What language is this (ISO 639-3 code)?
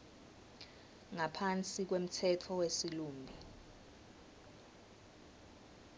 ssw